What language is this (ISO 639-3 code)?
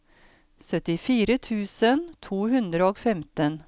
nor